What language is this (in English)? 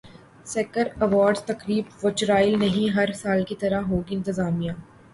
Urdu